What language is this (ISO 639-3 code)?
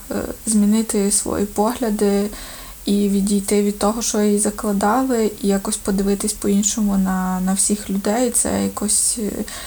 ukr